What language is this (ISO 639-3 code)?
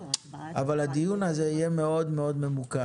heb